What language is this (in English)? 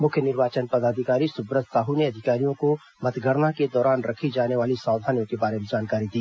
Hindi